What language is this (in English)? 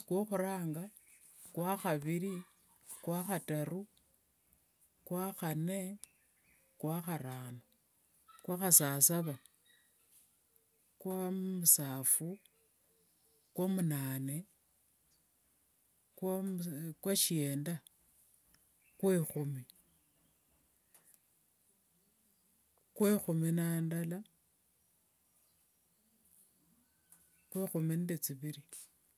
Wanga